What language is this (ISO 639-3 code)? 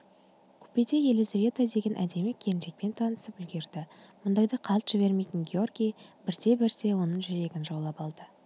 kaz